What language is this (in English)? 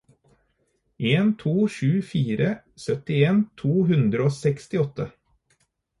Norwegian Bokmål